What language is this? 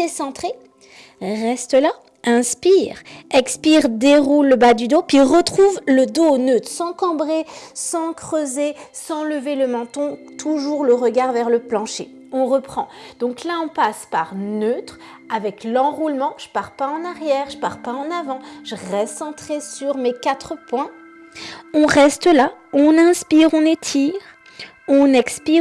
French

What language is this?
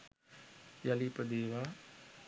Sinhala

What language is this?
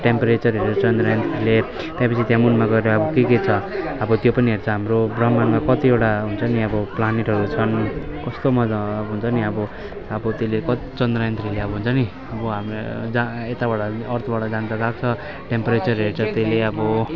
Nepali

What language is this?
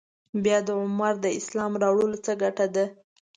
Pashto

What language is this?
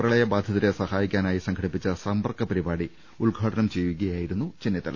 Malayalam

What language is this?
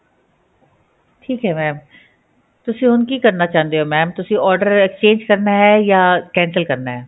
Punjabi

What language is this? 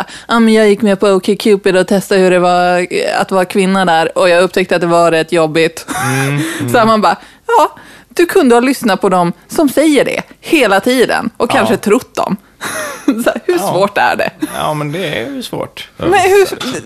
Swedish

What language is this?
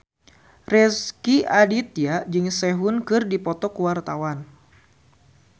Sundanese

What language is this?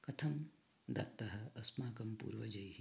Sanskrit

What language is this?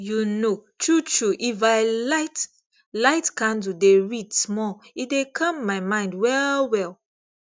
Nigerian Pidgin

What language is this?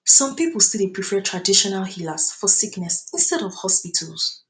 Nigerian Pidgin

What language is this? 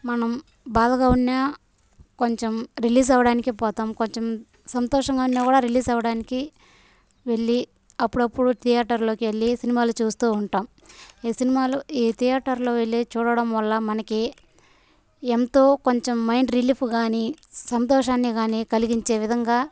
Telugu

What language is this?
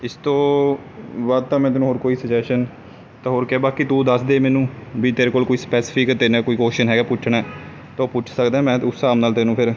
Punjabi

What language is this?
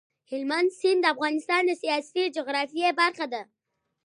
Pashto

